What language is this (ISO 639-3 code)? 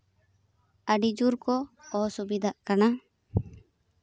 sat